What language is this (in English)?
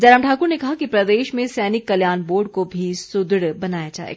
Hindi